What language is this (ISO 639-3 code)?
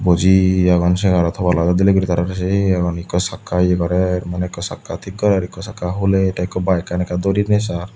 ccp